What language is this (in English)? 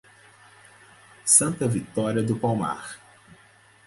Portuguese